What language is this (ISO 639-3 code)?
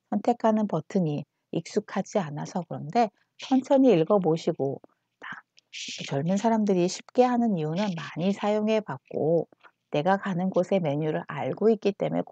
kor